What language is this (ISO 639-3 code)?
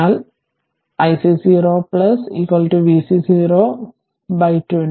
mal